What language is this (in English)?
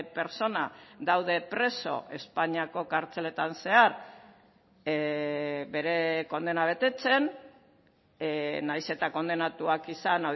Basque